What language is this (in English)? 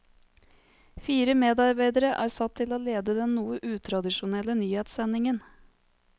Norwegian